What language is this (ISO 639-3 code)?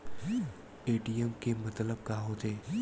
hne